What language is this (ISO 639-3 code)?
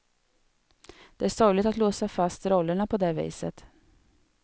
swe